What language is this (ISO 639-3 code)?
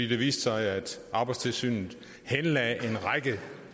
dan